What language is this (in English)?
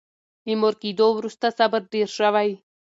Pashto